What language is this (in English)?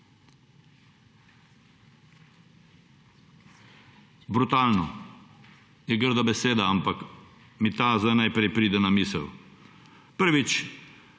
Slovenian